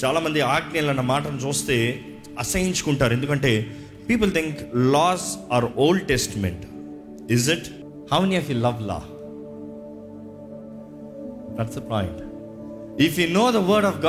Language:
Telugu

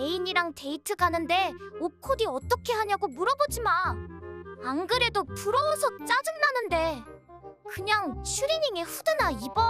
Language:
Korean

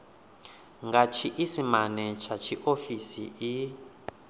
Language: Venda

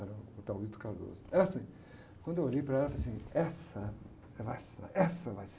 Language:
Portuguese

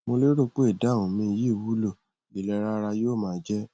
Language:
Yoruba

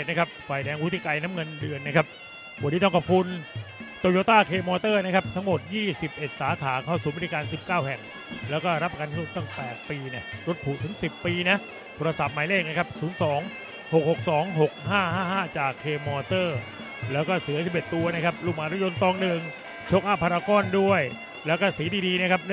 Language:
Thai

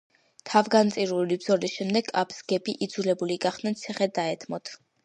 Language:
Georgian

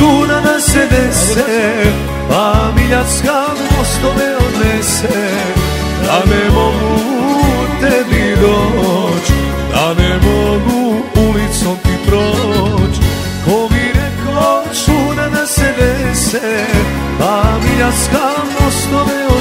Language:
Romanian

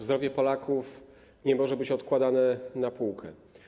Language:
Polish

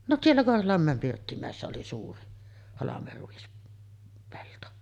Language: Finnish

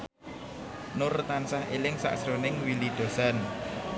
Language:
Javanese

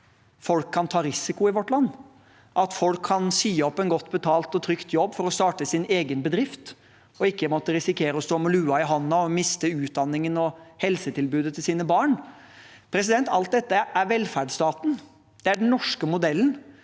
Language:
Norwegian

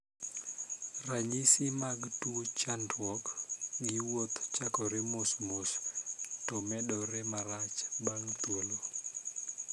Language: Luo (Kenya and Tanzania)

